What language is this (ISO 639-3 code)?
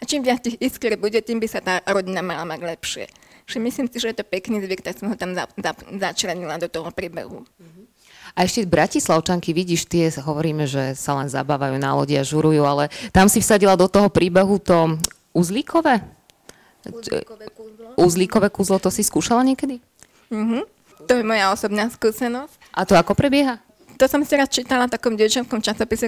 slk